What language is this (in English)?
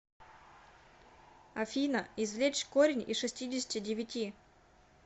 Russian